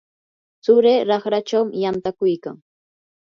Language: Yanahuanca Pasco Quechua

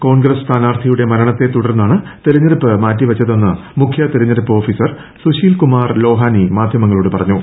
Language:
Malayalam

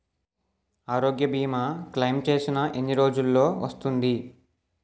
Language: Telugu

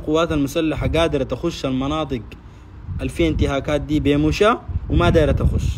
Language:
Arabic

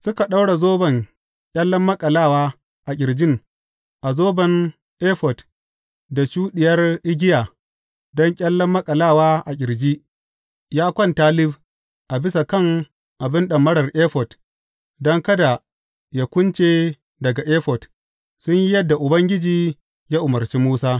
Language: Hausa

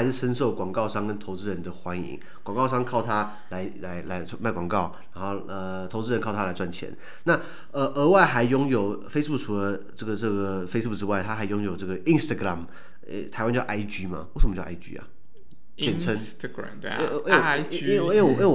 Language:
Chinese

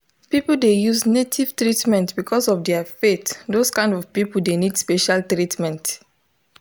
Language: Nigerian Pidgin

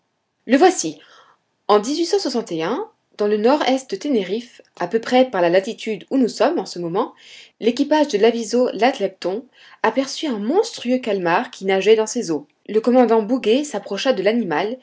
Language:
French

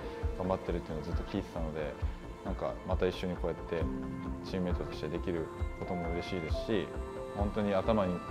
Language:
Japanese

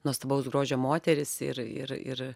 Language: Lithuanian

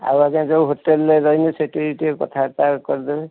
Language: Odia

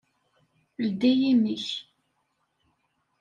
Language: Kabyle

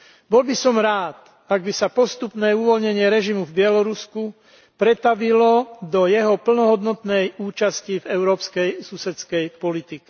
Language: Slovak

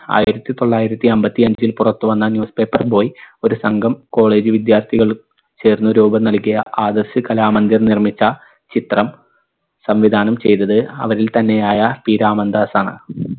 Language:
Malayalam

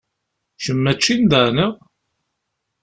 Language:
Kabyle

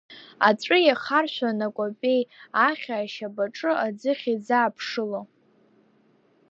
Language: Abkhazian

